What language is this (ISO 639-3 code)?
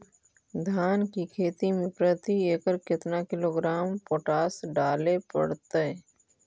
mag